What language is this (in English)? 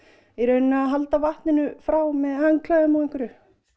Icelandic